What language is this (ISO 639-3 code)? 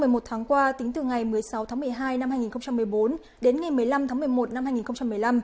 vie